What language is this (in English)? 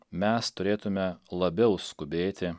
Lithuanian